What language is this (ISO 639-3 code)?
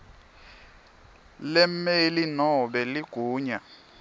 ssw